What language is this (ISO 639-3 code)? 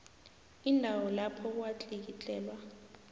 nbl